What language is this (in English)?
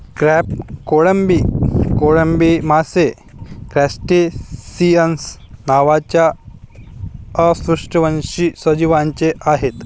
Marathi